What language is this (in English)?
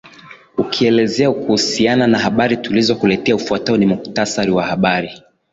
Swahili